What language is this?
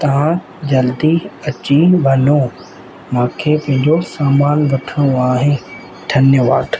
Sindhi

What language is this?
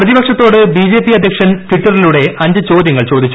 Malayalam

